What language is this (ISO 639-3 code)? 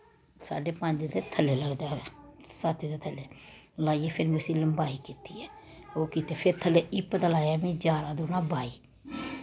doi